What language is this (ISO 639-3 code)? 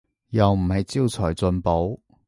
yue